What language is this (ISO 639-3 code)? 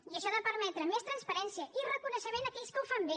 cat